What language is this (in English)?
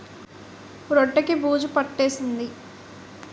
Telugu